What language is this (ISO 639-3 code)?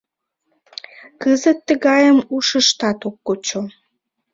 chm